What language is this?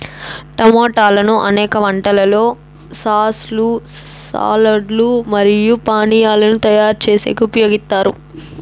Telugu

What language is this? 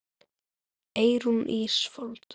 Icelandic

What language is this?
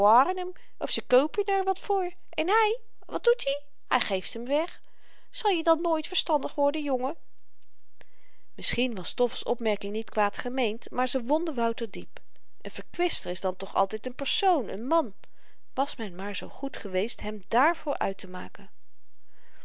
Dutch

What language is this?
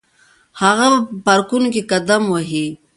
Pashto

